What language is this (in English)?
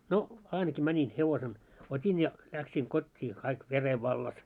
Finnish